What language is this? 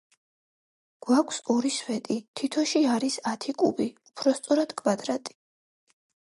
Georgian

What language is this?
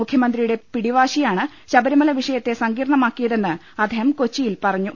Malayalam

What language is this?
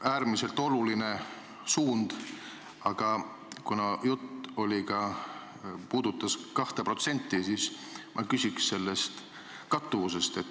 Estonian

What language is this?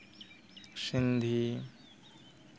Santali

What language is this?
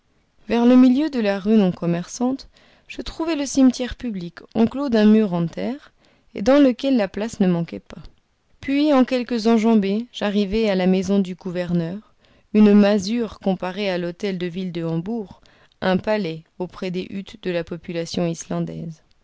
French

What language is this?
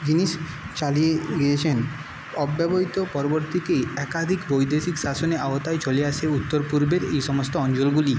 Bangla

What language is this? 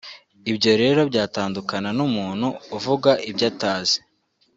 Kinyarwanda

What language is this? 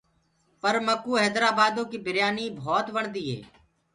Gurgula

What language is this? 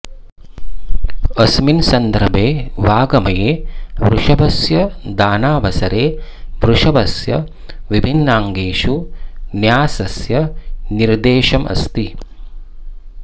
Sanskrit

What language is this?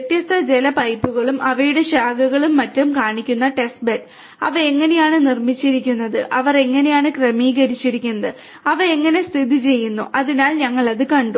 Malayalam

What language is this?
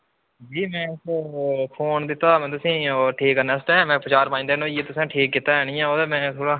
Dogri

